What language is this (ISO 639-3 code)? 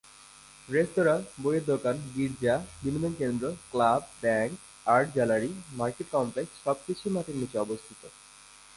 ben